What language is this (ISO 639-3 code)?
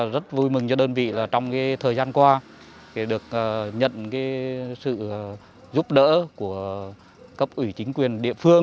vie